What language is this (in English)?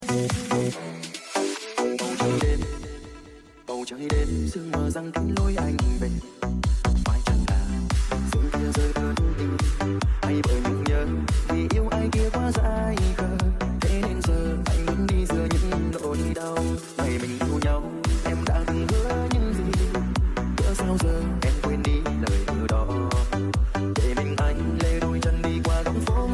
Vietnamese